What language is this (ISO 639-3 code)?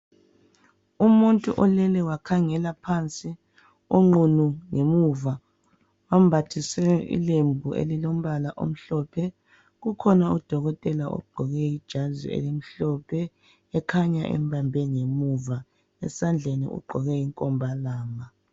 nde